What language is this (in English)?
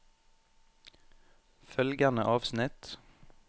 Norwegian